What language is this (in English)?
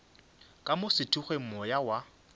Northern Sotho